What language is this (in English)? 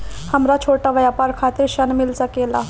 Bhojpuri